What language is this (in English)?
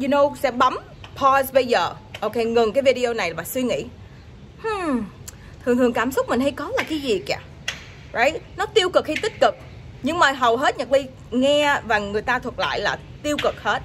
Vietnamese